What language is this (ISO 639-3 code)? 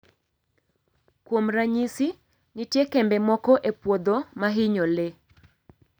luo